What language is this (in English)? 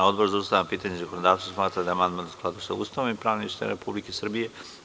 Serbian